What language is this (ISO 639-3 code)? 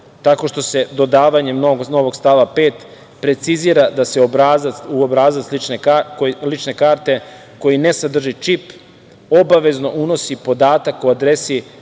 srp